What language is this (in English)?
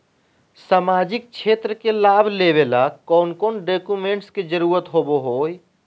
Magahi